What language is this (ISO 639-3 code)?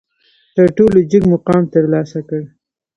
pus